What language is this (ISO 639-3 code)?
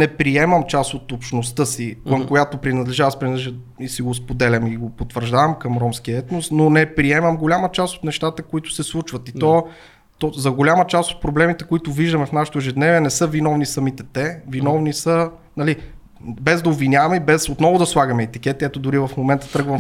bul